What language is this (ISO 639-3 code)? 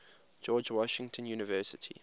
eng